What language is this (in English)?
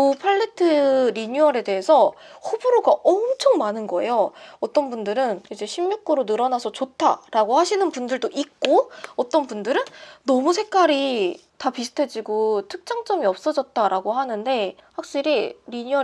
Korean